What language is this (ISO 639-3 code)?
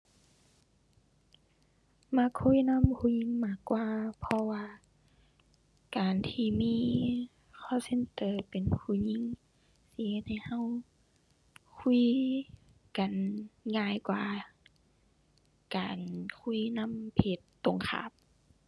tha